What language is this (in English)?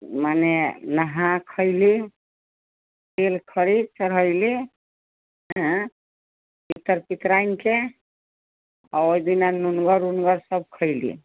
Maithili